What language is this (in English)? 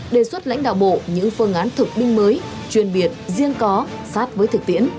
Vietnamese